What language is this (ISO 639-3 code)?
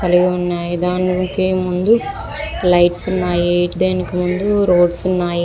tel